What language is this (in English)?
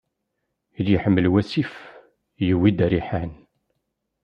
Kabyle